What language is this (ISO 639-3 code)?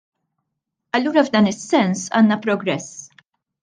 mlt